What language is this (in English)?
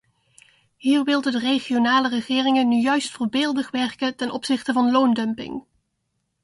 Dutch